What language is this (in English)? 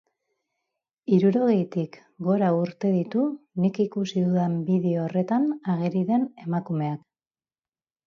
Basque